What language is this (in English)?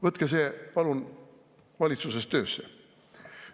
Estonian